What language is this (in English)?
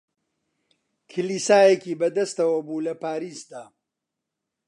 Central Kurdish